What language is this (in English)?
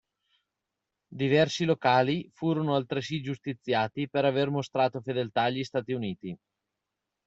Italian